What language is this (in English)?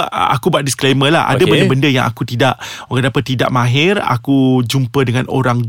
Malay